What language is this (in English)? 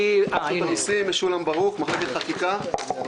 Hebrew